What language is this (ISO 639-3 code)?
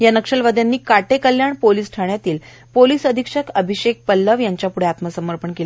mar